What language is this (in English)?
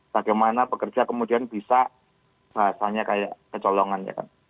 Indonesian